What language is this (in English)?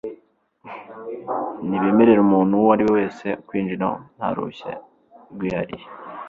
Kinyarwanda